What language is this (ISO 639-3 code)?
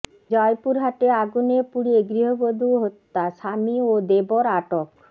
ben